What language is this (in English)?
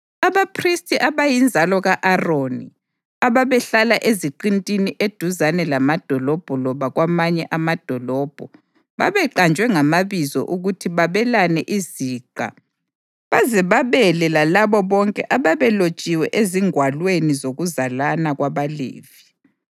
North Ndebele